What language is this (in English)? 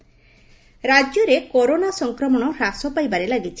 Odia